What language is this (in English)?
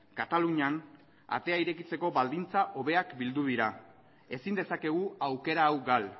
Basque